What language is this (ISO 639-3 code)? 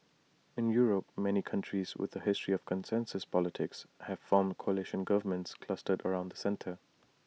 eng